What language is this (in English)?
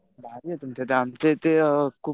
Marathi